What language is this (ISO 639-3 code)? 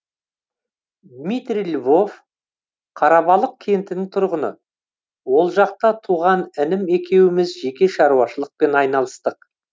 kaz